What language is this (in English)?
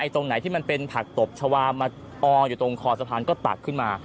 Thai